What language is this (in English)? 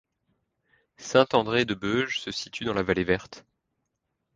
French